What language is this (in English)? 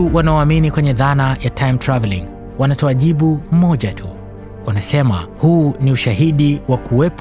Swahili